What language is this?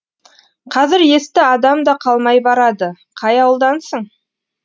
Kazakh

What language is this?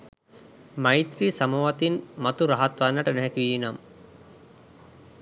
Sinhala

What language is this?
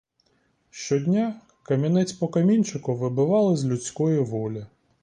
Ukrainian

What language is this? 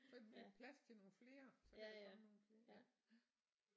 Danish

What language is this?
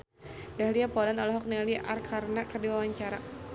Sundanese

